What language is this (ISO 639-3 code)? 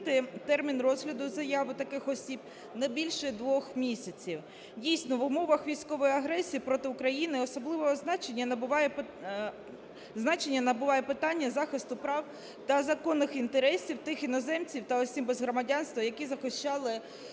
ukr